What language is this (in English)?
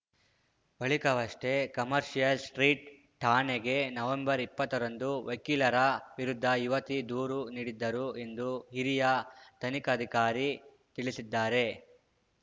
Kannada